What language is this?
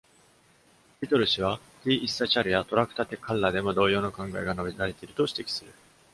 Japanese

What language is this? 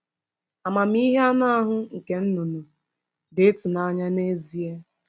Igbo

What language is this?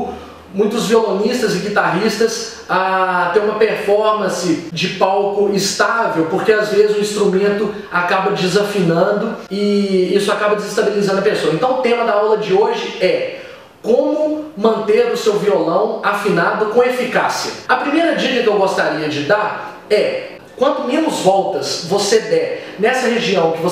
Portuguese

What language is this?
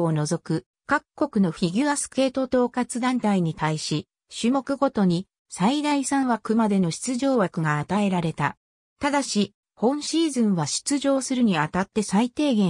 Japanese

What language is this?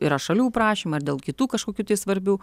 Lithuanian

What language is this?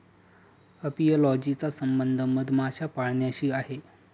Marathi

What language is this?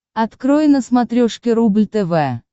Russian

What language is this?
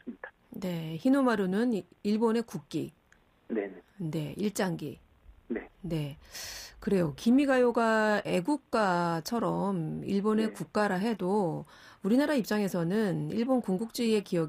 Korean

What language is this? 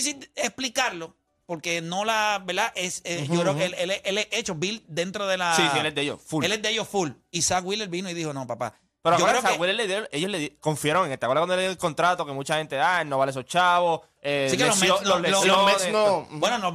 Spanish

